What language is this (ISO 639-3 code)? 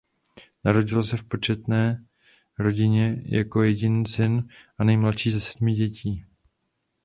ces